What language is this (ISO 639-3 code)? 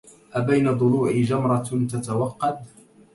ara